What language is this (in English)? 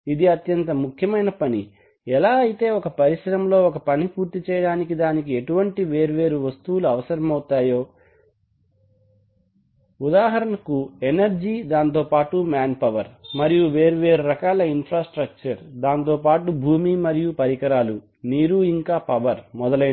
Telugu